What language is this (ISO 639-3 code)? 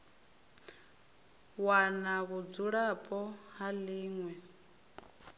ven